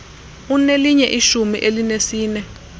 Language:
Xhosa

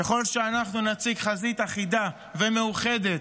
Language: Hebrew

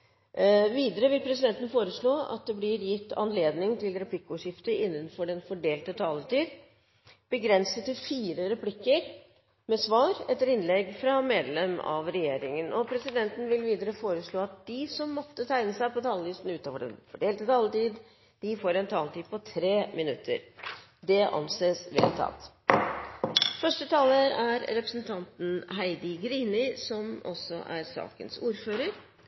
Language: Norwegian Bokmål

